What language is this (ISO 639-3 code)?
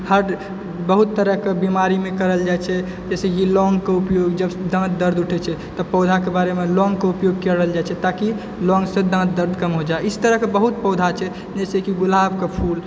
mai